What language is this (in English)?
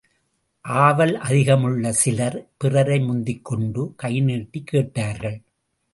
Tamil